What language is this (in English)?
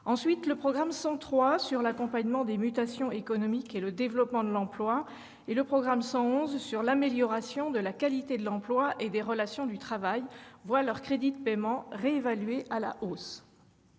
French